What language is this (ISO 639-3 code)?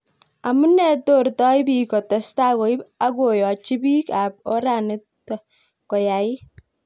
kln